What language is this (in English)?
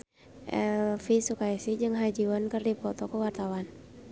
Sundanese